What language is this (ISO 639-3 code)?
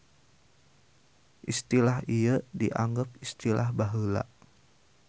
sun